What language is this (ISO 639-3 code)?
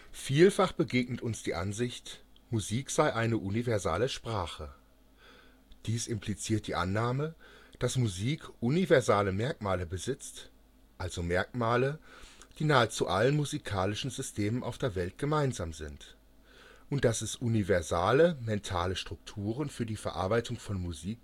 deu